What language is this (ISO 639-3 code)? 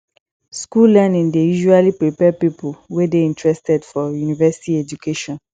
pcm